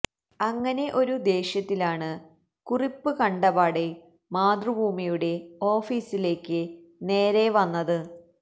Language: Malayalam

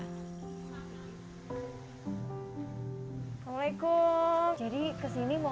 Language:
Indonesian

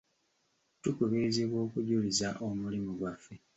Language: Ganda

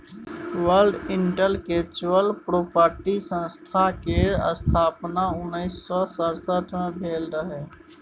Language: Maithili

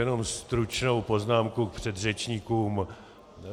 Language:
Czech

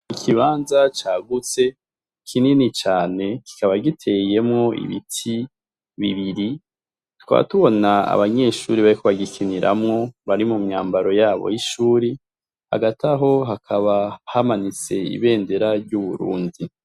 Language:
Rundi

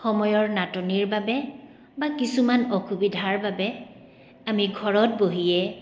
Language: Assamese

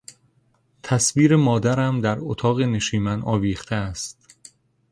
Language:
Persian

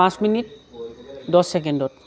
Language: Assamese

